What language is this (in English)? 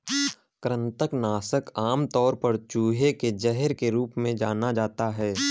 Hindi